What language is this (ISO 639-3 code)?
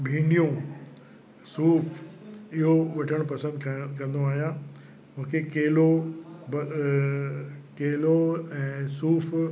snd